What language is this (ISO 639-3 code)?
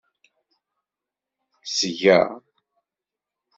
kab